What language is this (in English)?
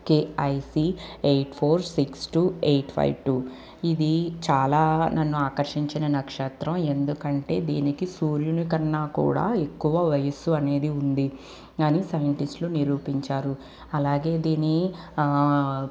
Telugu